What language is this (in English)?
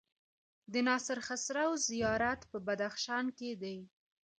Pashto